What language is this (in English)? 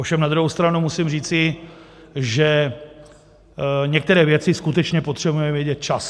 Czech